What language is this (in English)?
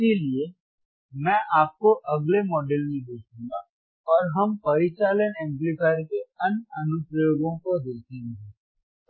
Hindi